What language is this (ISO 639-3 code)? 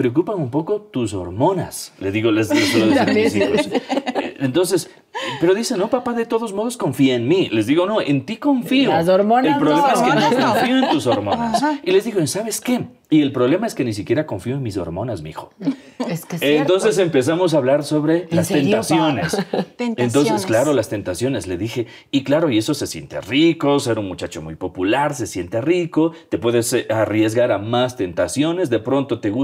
spa